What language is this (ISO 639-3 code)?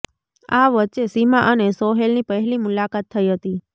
guj